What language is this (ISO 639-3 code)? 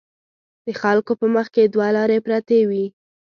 pus